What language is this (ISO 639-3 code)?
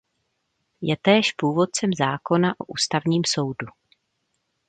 ces